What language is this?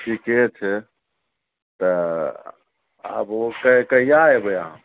Maithili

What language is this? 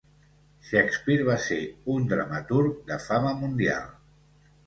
Catalan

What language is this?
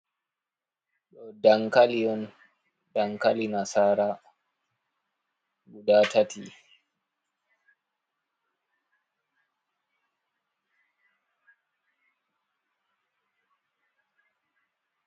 Fula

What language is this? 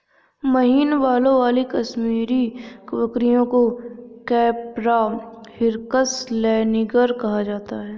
Hindi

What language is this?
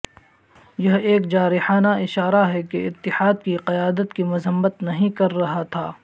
Urdu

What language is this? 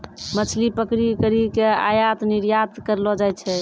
Maithili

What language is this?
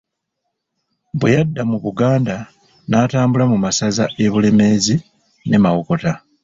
Ganda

